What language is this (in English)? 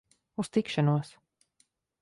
Latvian